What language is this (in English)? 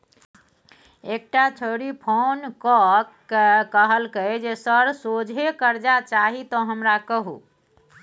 Maithili